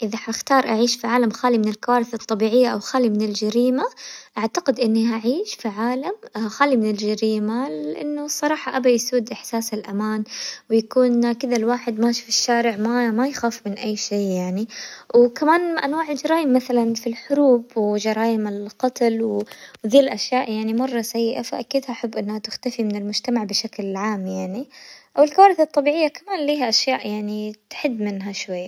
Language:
Hijazi Arabic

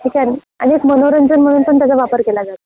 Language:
Marathi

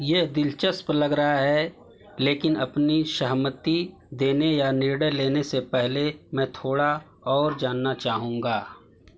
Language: Hindi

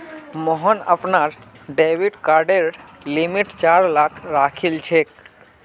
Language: Magahi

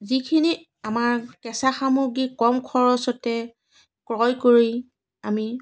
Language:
Assamese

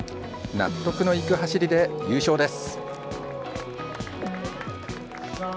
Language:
Japanese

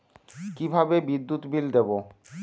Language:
Bangla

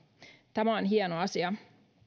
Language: Finnish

